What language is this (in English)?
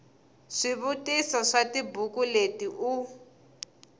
Tsonga